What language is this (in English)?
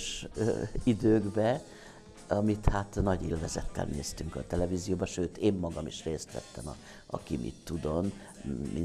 Hungarian